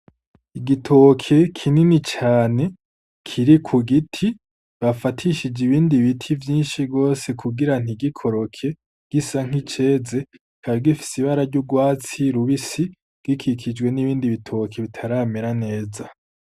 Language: Rundi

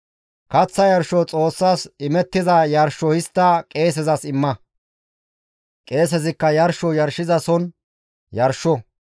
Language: Gamo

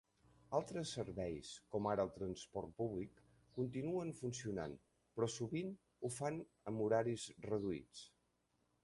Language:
Catalan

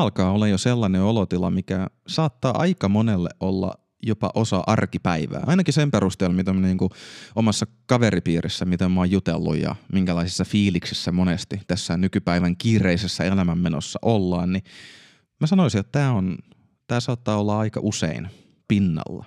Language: Finnish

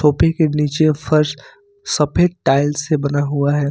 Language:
Hindi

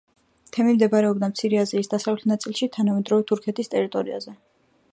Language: Georgian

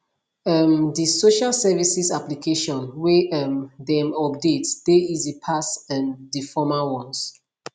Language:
Nigerian Pidgin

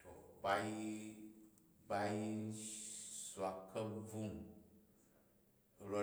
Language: Jju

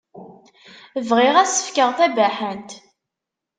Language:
Kabyle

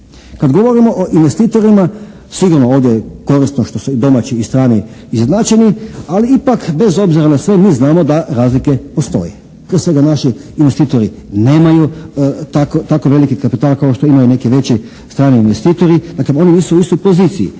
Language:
Croatian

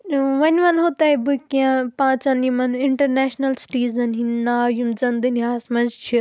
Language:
Kashmiri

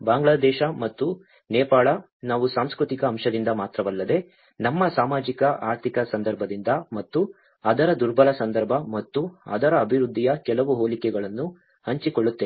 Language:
Kannada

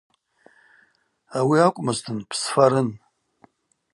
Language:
Abaza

